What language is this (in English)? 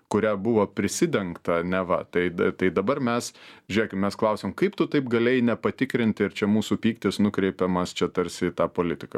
Lithuanian